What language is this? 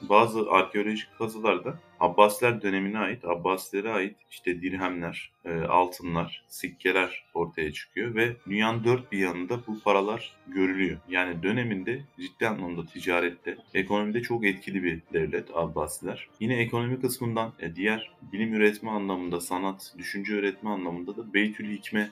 Turkish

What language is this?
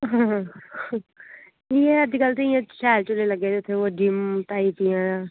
Dogri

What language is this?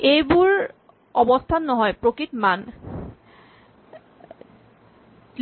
Assamese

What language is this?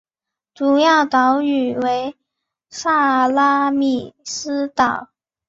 Chinese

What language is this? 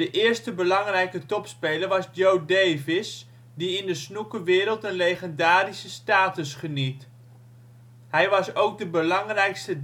Dutch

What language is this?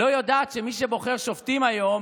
Hebrew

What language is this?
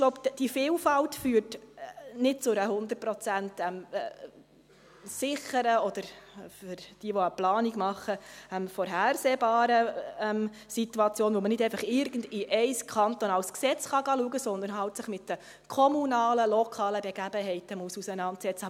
Swiss German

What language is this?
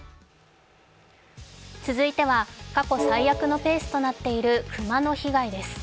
Japanese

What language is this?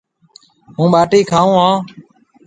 Marwari (Pakistan)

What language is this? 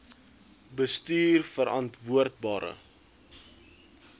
Afrikaans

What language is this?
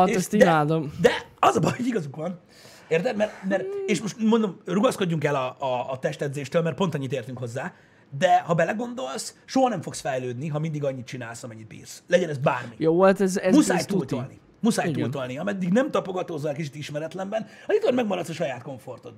Hungarian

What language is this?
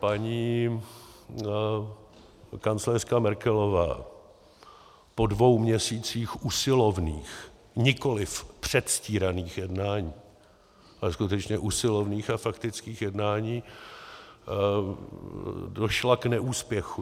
Czech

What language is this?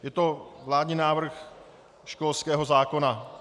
Czech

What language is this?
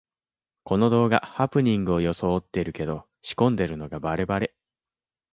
Japanese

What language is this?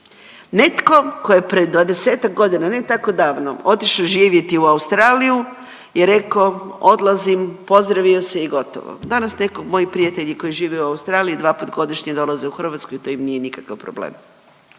Croatian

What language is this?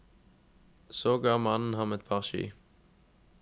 Norwegian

